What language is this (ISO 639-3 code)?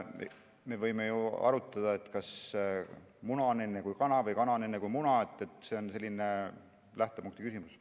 est